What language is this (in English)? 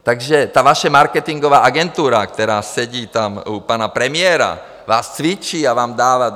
Czech